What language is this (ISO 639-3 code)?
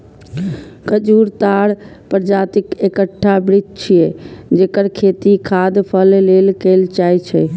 mai